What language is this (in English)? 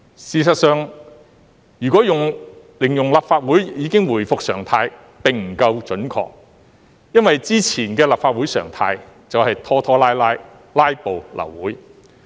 Cantonese